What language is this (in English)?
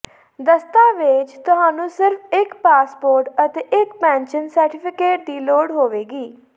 Punjabi